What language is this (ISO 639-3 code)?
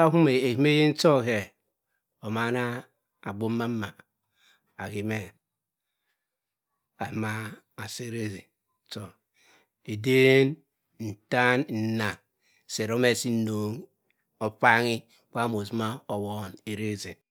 mfn